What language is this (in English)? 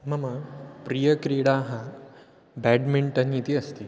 Sanskrit